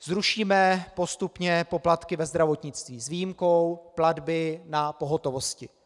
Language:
Czech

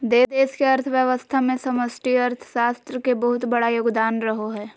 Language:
Magahi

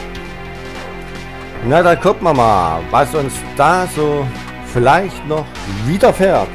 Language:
German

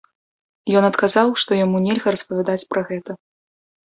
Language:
Belarusian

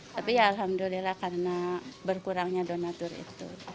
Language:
Indonesian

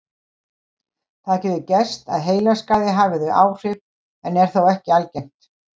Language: Icelandic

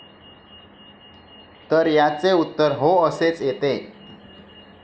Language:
Marathi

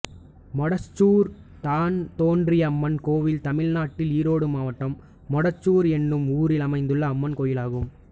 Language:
Tamil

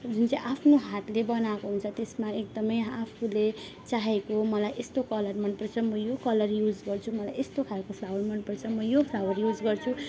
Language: Nepali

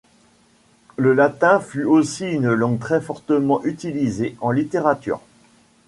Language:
French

